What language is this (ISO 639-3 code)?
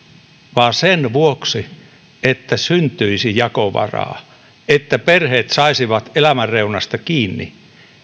fin